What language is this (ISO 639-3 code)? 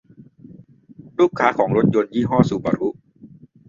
tha